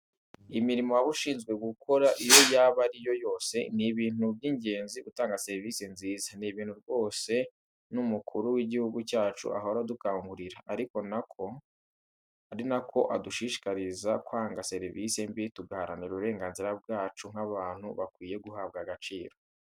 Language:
Kinyarwanda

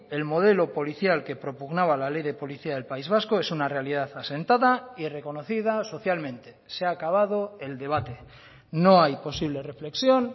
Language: Spanish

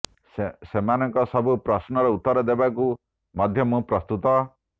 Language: Odia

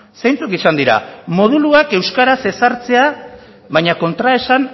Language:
Basque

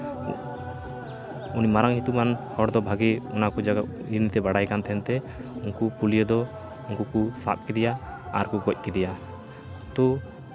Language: Santali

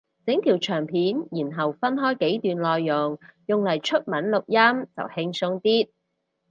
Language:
Cantonese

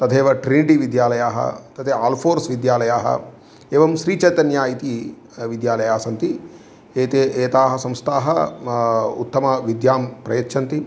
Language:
Sanskrit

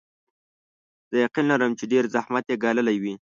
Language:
Pashto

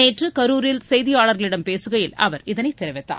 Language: Tamil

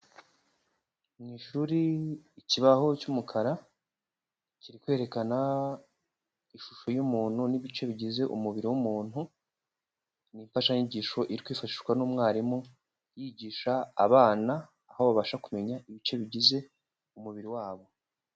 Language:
Kinyarwanda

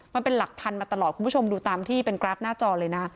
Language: Thai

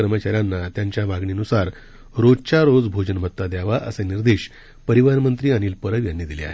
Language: Marathi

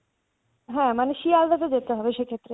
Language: Bangla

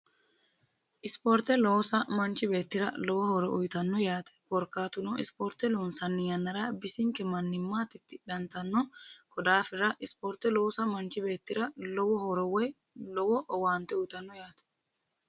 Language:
Sidamo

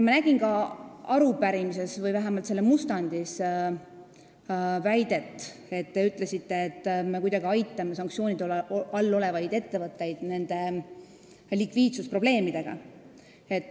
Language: Estonian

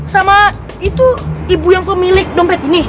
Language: Indonesian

